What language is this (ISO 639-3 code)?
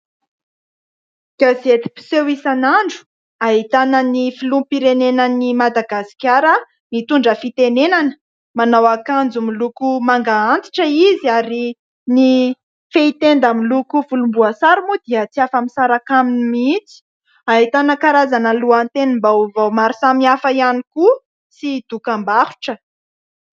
mlg